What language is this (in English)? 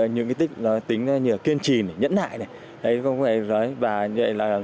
Vietnamese